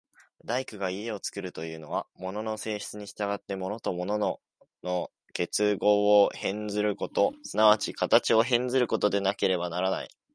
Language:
Japanese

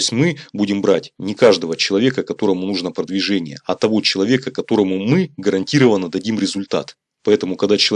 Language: Russian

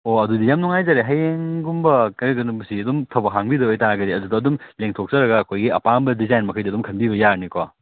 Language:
Manipuri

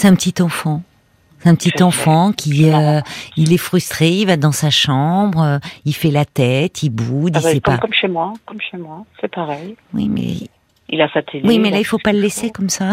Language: French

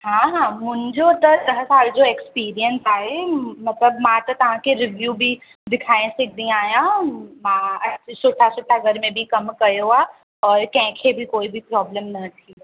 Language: Sindhi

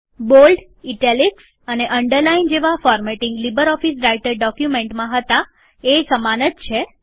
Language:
Gujarati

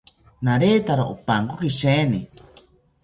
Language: South Ucayali Ashéninka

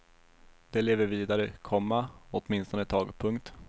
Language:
Swedish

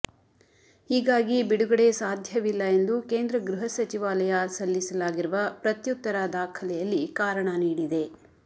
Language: Kannada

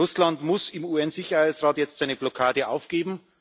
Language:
German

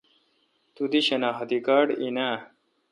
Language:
Kalkoti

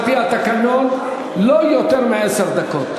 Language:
Hebrew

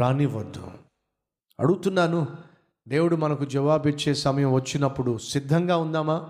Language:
Telugu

